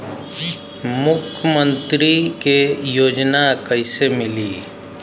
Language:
Bhojpuri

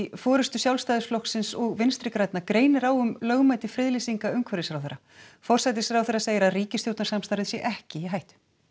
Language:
Icelandic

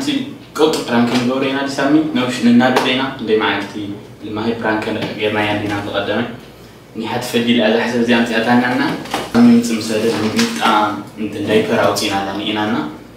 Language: Arabic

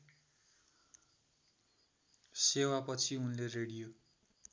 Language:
Nepali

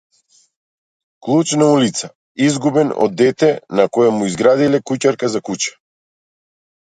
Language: Macedonian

